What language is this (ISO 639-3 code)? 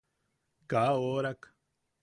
yaq